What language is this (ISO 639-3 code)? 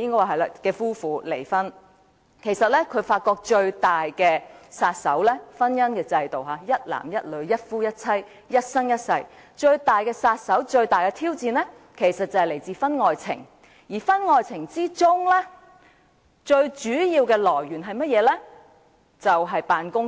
yue